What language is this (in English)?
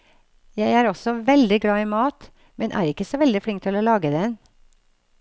Norwegian